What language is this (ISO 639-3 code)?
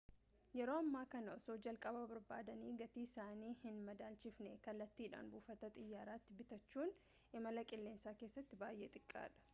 orm